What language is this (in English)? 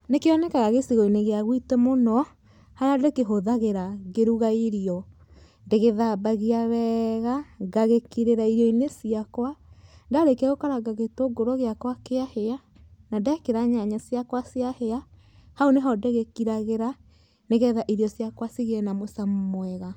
Kikuyu